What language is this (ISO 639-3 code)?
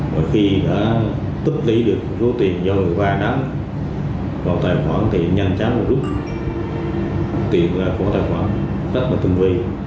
vie